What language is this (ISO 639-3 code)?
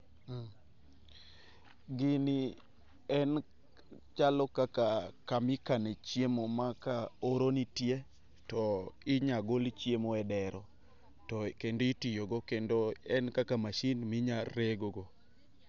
luo